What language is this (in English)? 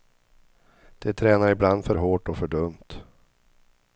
Swedish